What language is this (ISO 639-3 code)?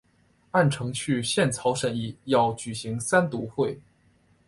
zho